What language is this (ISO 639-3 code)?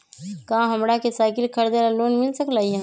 mag